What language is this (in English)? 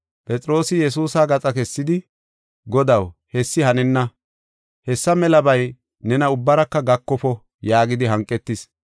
Gofa